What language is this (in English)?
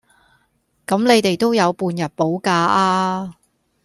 Cantonese